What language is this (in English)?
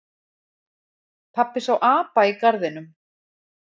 Icelandic